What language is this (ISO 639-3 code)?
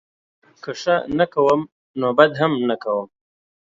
pus